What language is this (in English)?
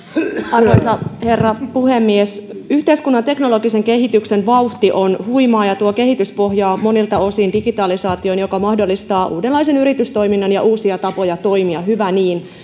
Finnish